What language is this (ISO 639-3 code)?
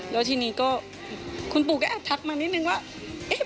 tha